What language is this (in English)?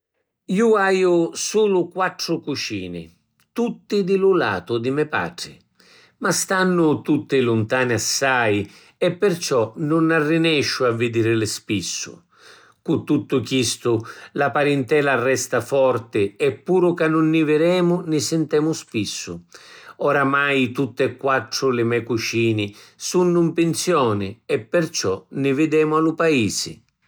Sicilian